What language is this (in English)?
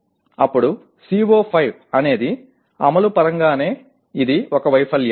Telugu